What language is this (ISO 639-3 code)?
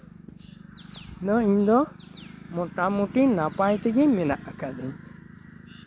sat